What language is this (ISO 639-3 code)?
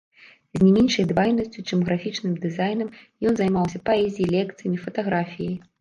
bel